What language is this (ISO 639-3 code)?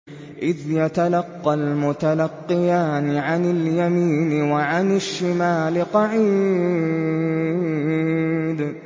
ara